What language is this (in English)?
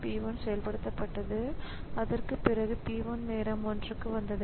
Tamil